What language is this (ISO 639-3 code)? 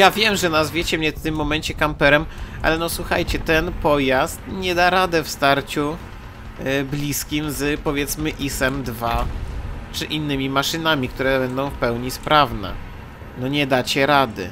pol